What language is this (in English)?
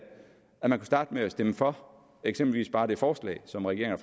Danish